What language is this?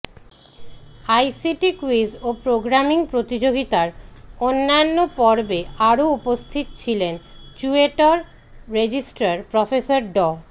Bangla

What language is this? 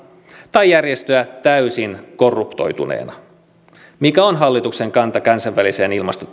Finnish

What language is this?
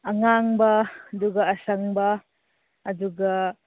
Manipuri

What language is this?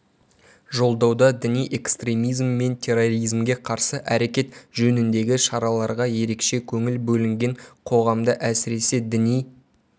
Kazakh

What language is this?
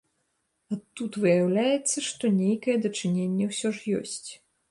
Belarusian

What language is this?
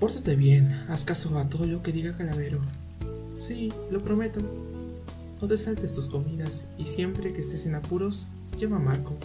Spanish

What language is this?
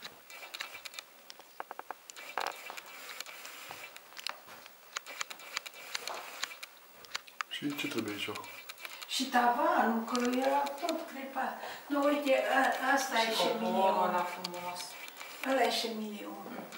Romanian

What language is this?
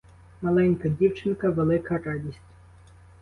Ukrainian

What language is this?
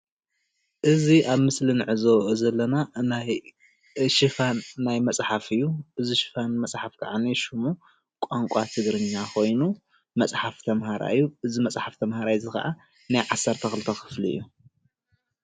Tigrinya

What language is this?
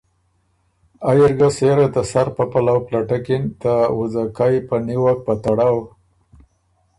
Ormuri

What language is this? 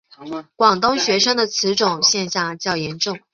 Chinese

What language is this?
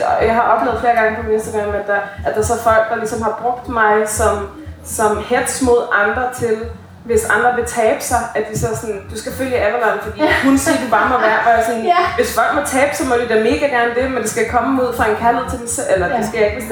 Danish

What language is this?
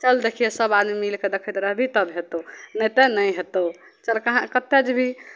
Maithili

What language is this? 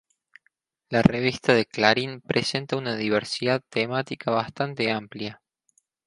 Spanish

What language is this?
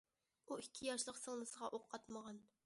Uyghur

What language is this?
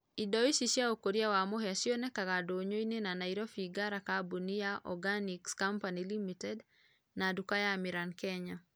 Kikuyu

